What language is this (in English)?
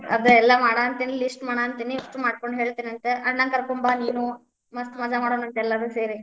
Kannada